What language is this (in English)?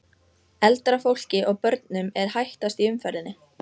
Icelandic